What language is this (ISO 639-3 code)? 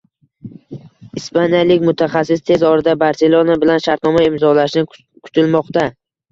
uzb